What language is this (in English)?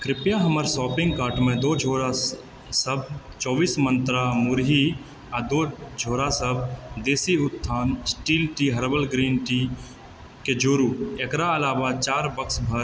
Maithili